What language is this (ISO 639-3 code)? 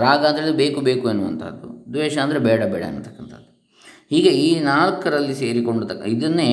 kan